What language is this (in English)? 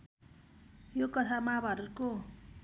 Nepali